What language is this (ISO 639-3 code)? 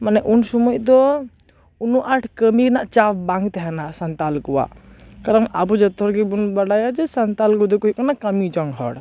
sat